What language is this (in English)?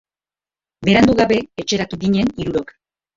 Basque